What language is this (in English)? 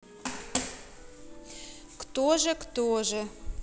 Russian